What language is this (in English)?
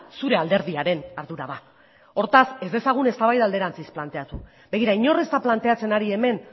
Basque